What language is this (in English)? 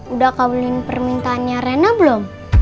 Indonesian